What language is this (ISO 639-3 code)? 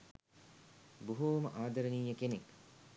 sin